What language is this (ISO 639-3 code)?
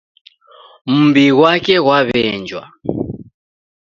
dav